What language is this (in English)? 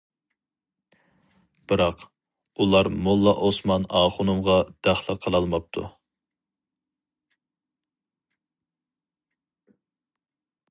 Uyghur